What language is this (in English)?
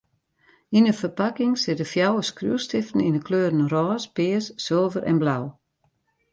Western Frisian